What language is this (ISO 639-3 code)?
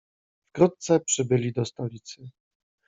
pol